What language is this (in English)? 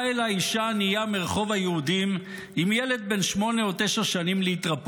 Hebrew